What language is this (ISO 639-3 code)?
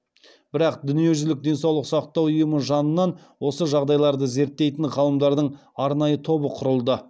kaz